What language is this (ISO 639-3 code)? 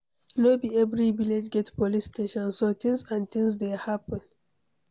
pcm